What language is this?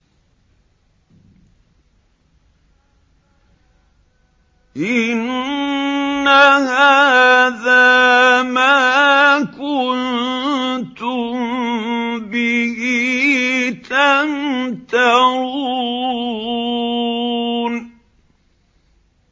Arabic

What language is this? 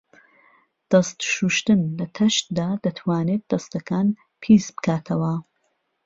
Central Kurdish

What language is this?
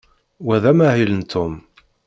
Kabyle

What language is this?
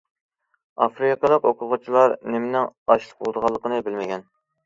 Uyghur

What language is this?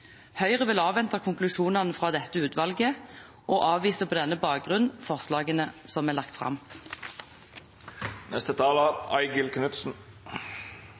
Norwegian Bokmål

